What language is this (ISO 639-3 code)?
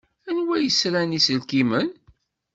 kab